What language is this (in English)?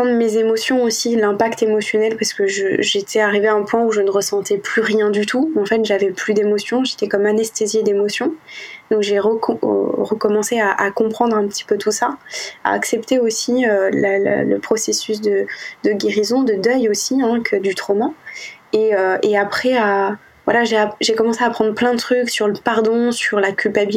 French